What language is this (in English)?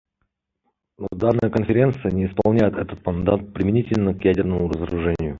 Russian